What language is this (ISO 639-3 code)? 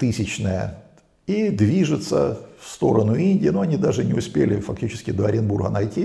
rus